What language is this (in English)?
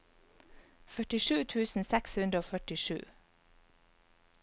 Norwegian